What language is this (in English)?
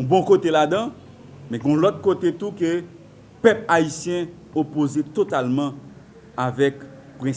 French